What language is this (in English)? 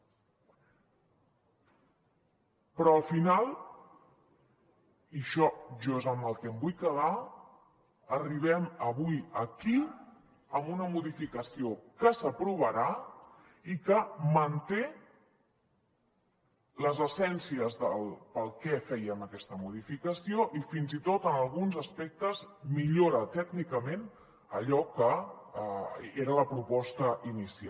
Catalan